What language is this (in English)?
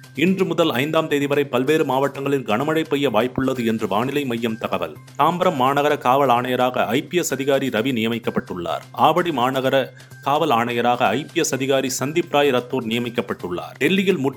Tamil